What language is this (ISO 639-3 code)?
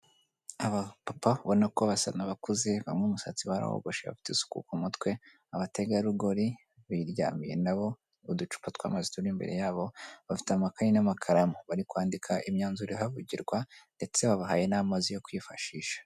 kin